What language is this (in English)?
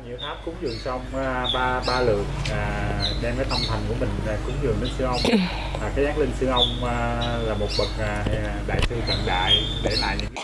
Vietnamese